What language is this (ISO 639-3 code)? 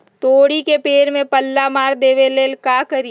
mag